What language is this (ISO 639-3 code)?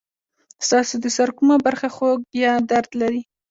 pus